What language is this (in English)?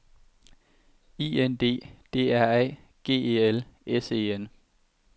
Danish